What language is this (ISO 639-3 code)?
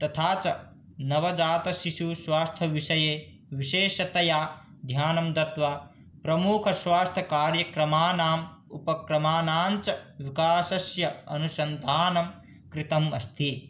san